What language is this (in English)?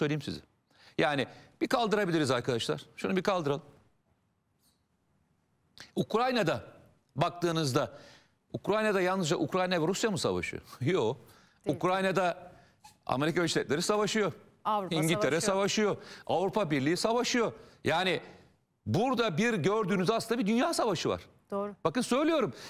Turkish